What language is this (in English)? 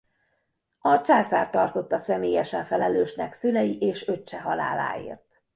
Hungarian